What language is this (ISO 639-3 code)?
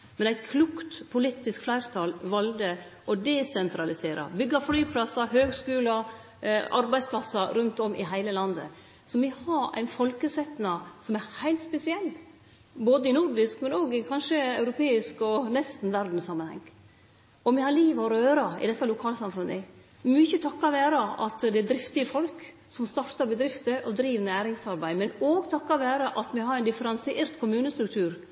nno